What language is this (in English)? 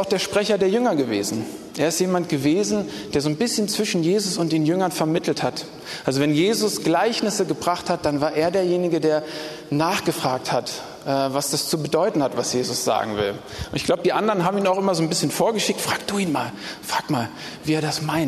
German